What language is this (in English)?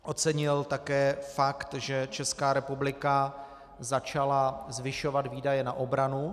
Czech